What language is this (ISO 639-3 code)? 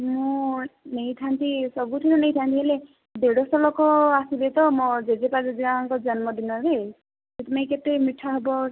ori